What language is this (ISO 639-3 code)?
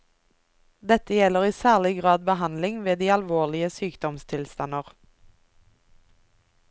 nor